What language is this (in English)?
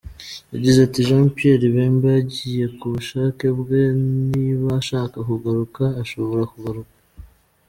Kinyarwanda